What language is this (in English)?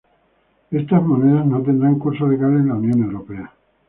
Spanish